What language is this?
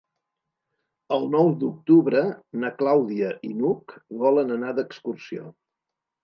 Catalan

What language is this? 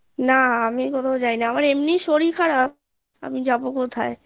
Bangla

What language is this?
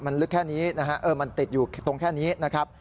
Thai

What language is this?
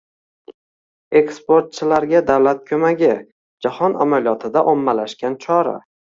Uzbek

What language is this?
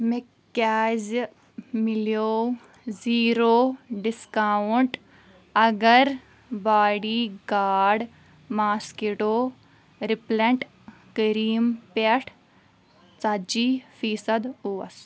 Kashmiri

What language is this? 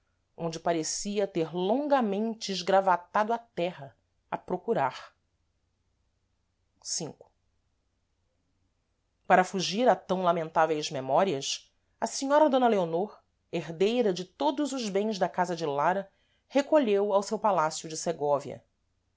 Portuguese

